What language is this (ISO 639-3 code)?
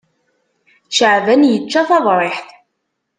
kab